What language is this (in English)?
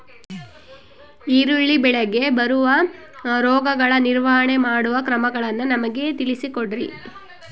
Kannada